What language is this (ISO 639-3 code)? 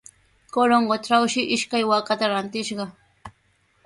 qws